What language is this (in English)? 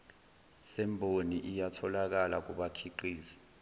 Zulu